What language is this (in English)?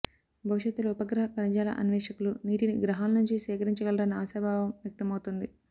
Telugu